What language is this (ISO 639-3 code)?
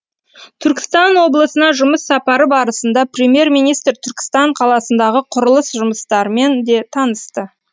kaz